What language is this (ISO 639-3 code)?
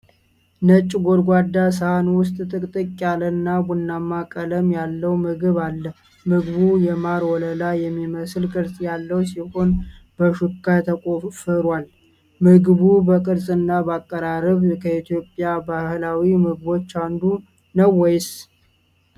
amh